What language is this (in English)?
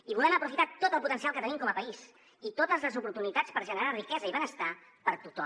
Catalan